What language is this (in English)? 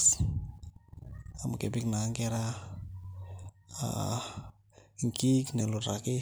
Masai